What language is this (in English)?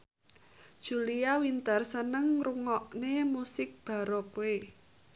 Javanese